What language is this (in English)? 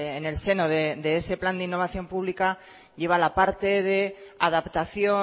Spanish